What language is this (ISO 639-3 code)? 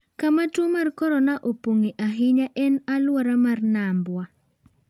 luo